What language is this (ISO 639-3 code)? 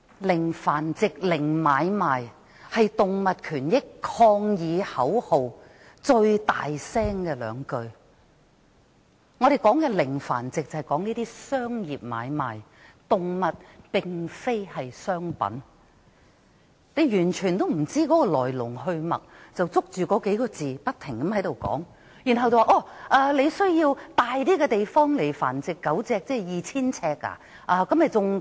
yue